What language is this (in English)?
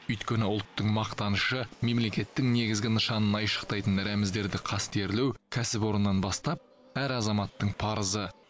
Kazakh